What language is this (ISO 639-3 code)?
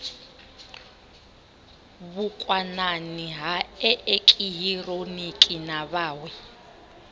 ven